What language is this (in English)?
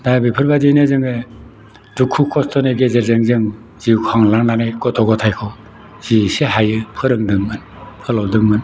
Bodo